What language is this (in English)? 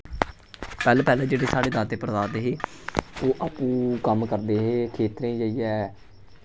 Dogri